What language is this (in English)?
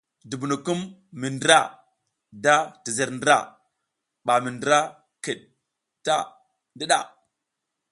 South Giziga